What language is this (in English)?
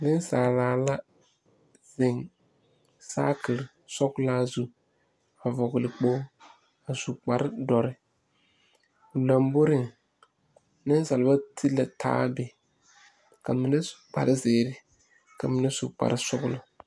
Southern Dagaare